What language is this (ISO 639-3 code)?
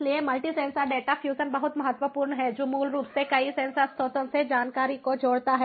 hin